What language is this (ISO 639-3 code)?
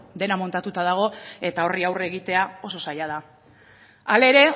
eus